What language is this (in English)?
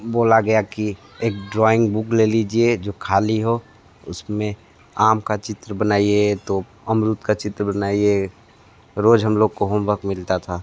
Hindi